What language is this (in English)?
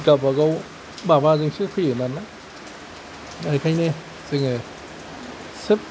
Bodo